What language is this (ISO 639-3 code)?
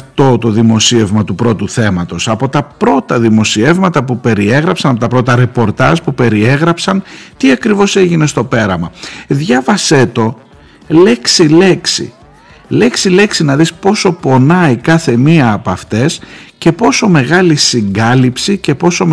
ell